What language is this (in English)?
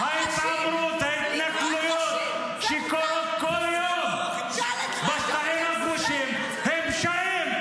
Hebrew